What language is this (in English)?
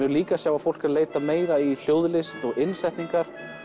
Icelandic